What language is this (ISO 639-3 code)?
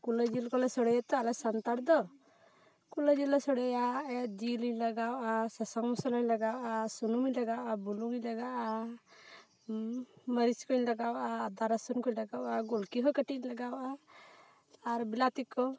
sat